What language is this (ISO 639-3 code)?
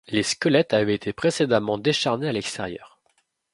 fra